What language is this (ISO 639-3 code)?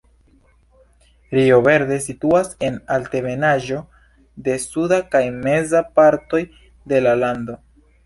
epo